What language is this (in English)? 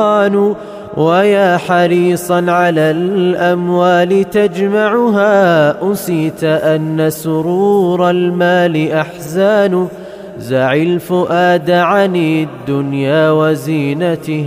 Arabic